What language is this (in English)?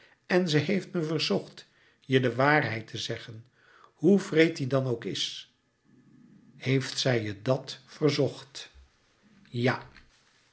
Dutch